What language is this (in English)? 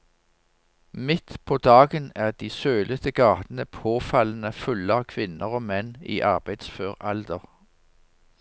Norwegian